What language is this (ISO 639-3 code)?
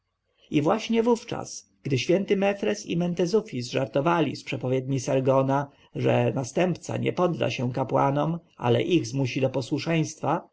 pol